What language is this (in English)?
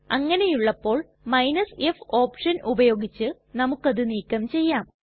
Malayalam